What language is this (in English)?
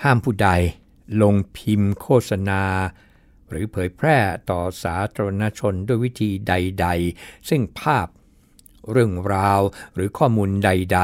Thai